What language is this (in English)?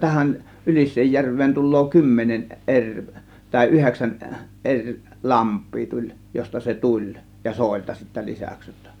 Finnish